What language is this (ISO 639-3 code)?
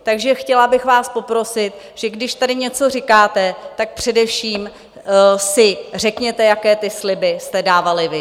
ces